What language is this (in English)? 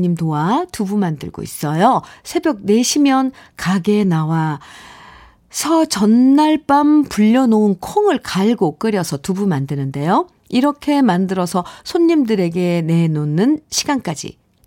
Korean